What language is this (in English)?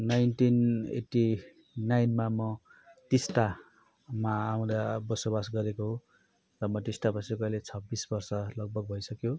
Nepali